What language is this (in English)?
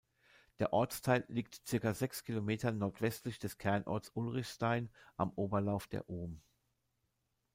German